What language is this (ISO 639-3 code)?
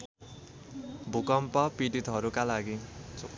nep